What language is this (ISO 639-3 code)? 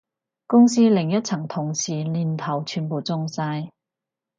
yue